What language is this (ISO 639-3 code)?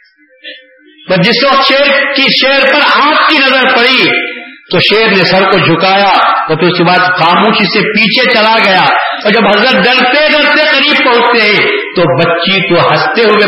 urd